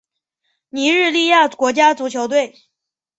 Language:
Chinese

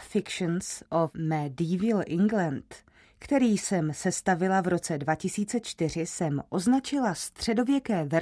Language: Czech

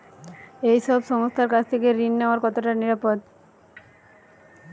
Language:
Bangla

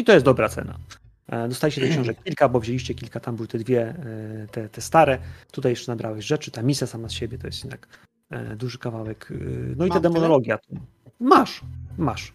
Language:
Polish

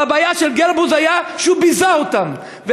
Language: Hebrew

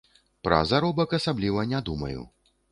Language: Belarusian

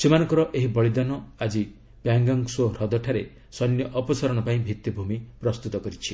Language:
Odia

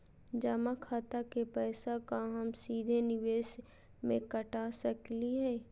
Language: Magahi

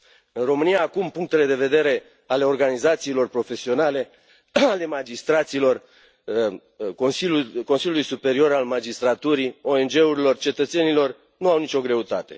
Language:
Romanian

